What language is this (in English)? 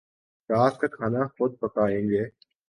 Urdu